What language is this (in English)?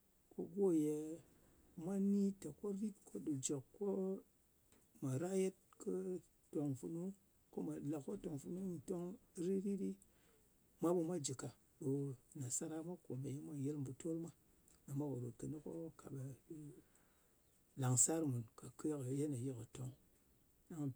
Ngas